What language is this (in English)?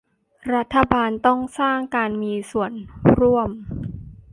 Thai